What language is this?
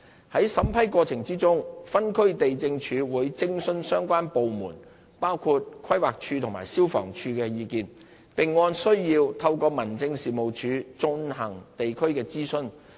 Cantonese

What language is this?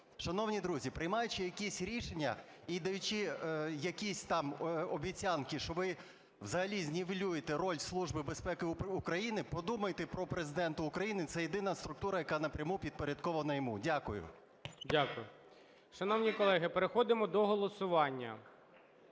Ukrainian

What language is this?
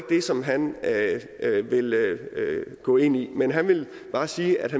Danish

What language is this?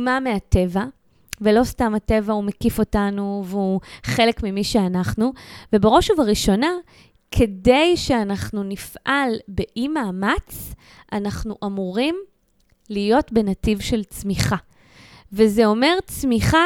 Hebrew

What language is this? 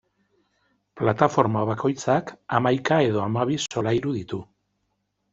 Basque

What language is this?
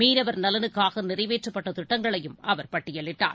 Tamil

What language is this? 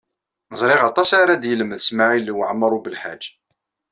Kabyle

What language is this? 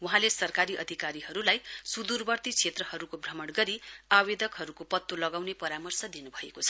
Nepali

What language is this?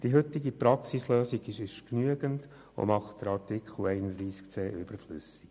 Swiss German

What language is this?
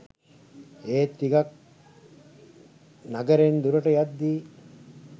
Sinhala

